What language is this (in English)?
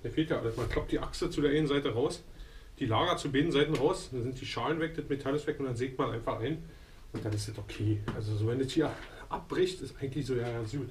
German